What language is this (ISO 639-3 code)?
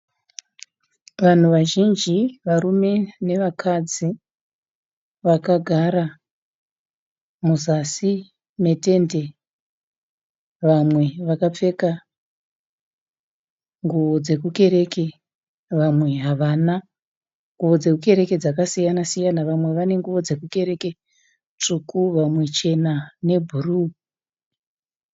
sna